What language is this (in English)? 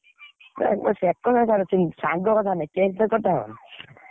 Odia